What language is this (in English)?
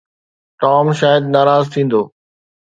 Sindhi